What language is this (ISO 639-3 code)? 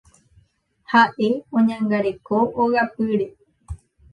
grn